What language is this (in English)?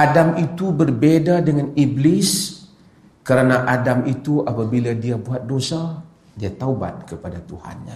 Malay